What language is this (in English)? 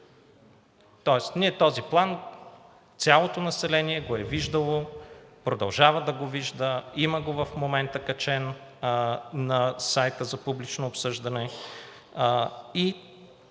Bulgarian